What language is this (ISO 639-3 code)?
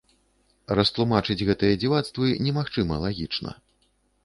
bel